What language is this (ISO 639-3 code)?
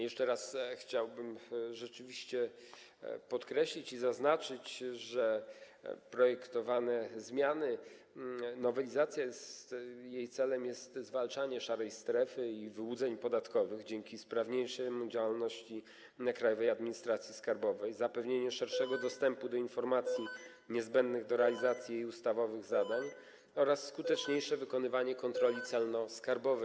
pol